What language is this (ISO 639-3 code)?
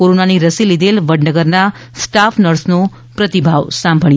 guj